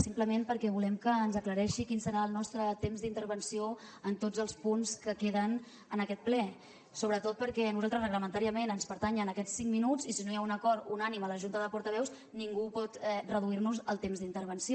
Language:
Catalan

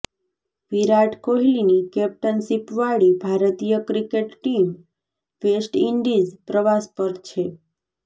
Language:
Gujarati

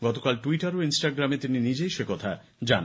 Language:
Bangla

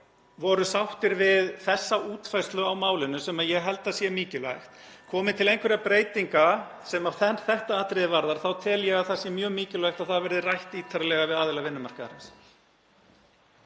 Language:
Icelandic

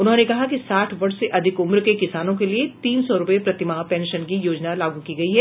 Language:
Hindi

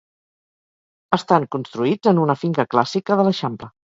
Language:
Catalan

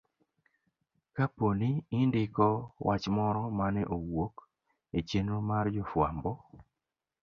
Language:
Luo (Kenya and Tanzania)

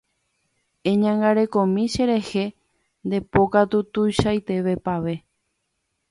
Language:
Guarani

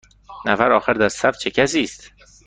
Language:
Persian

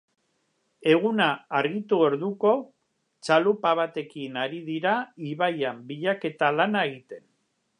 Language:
Basque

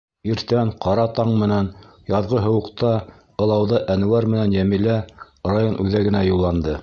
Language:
Bashkir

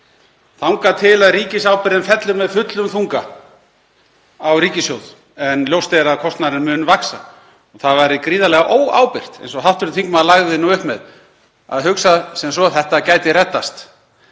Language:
Icelandic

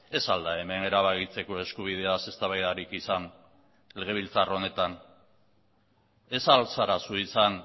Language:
Basque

